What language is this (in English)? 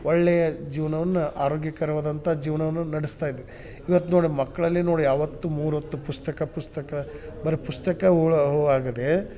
Kannada